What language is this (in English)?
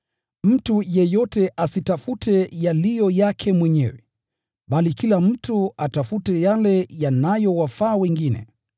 Swahili